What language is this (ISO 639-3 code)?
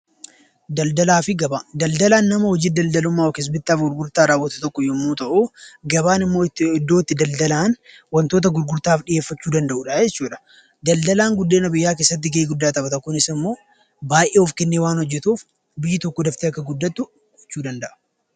orm